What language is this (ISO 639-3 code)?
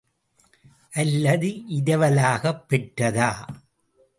tam